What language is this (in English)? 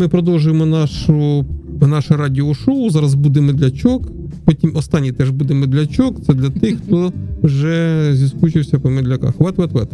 Ukrainian